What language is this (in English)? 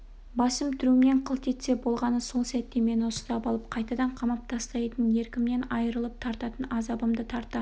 Kazakh